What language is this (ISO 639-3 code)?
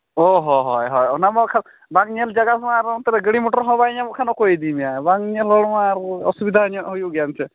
sat